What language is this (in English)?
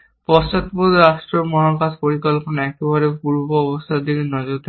Bangla